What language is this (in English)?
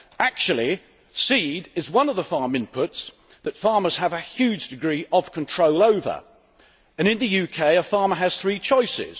English